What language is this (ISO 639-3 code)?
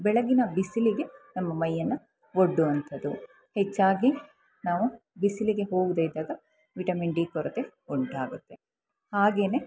kan